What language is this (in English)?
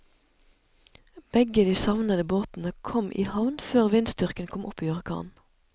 Norwegian